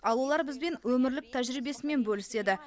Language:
Kazakh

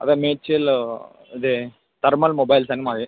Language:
Telugu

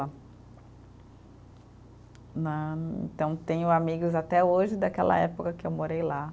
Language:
Portuguese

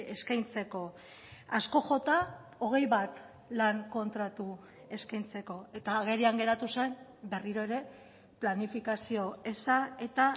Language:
Basque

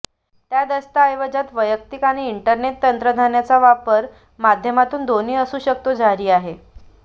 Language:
Marathi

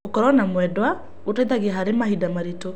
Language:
Kikuyu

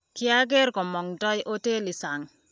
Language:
Kalenjin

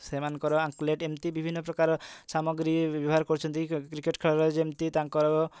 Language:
Odia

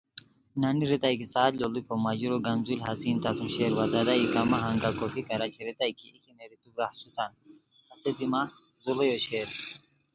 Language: Khowar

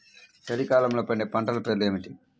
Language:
Telugu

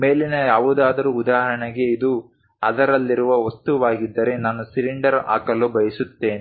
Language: Kannada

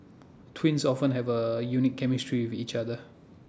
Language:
English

